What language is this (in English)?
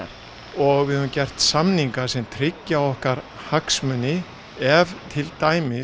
Icelandic